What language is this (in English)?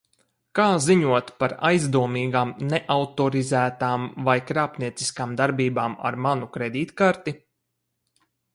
Latvian